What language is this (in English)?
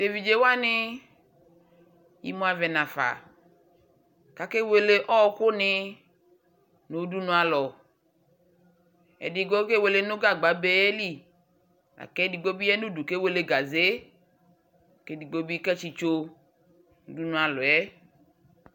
Ikposo